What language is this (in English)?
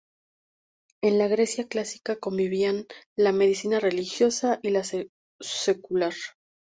Spanish